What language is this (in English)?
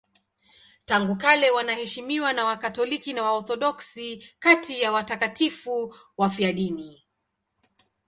Swahili